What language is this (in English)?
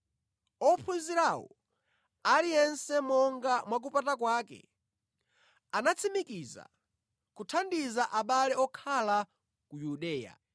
Nyanja